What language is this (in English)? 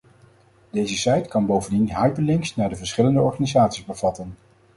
Dutch